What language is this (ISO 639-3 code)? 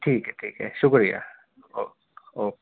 urd